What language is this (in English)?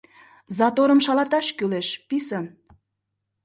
Mari